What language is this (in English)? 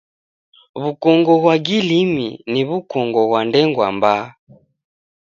Taita